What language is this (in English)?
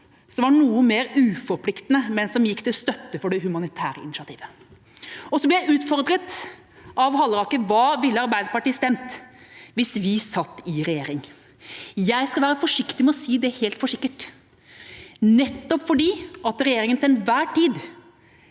Norwegian